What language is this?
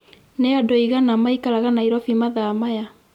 Kikuyu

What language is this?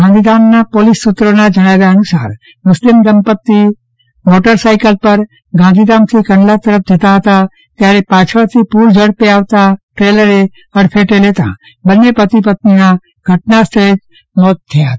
Gujarati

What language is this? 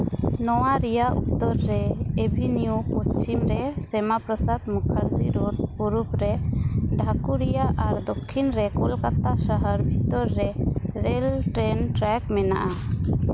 Santali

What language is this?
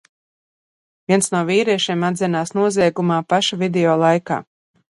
Latvian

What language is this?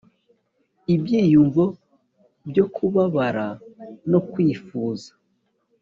Kinyarwanda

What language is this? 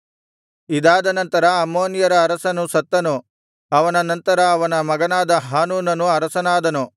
Kannada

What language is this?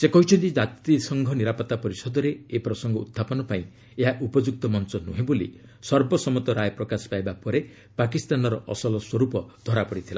Odia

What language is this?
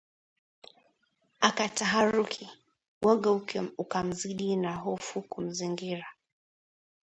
Swahili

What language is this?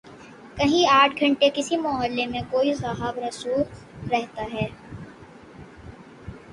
Urdu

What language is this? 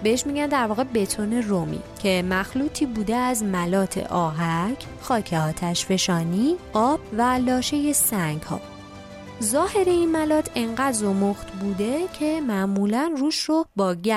Persian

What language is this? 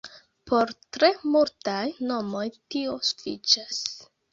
Esperanto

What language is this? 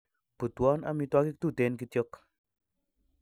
Kalenjin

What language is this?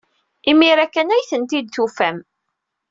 Kabyle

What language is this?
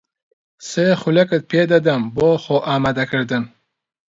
Central Kurdish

